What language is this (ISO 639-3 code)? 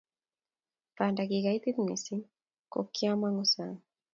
kln